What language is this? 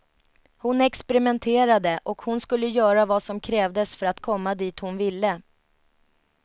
Swedish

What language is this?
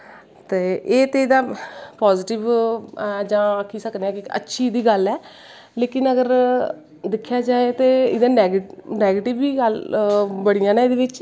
Dogri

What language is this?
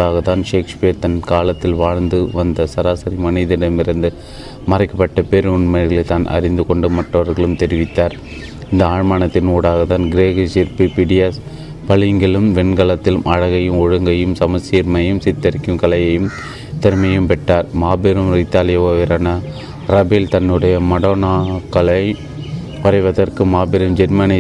Tamil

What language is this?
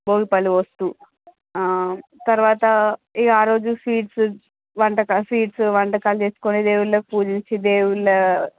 Telugu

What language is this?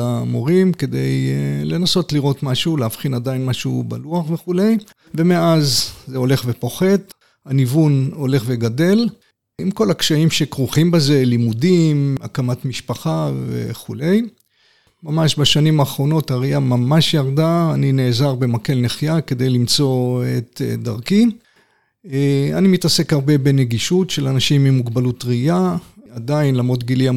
Hebrew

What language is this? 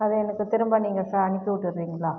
Tamil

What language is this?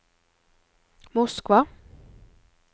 Norwegian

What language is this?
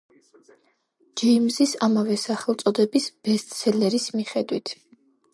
Georgian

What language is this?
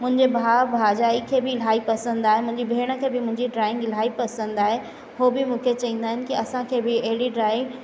Sindhi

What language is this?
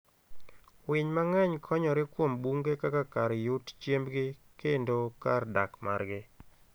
Luo (Kenya and Tanzania)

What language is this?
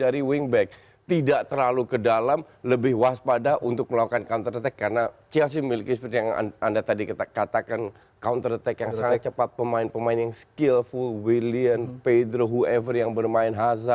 Indonesian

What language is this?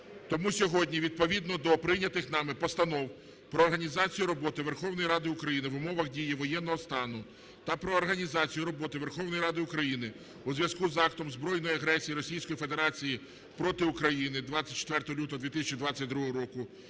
Ukrainian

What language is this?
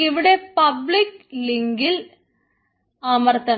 Malayalam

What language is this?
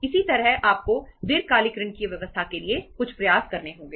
Hindi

